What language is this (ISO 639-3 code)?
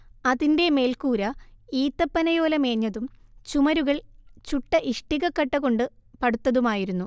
mal